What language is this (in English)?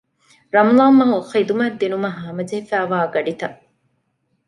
Divehi